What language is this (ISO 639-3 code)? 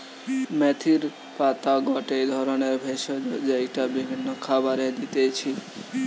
ben